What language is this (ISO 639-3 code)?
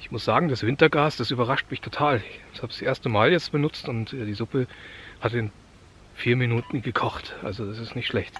deu